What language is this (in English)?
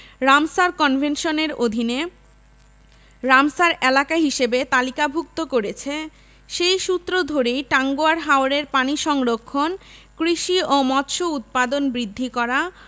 Bangla